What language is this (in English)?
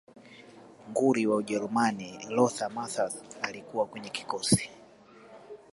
Swahili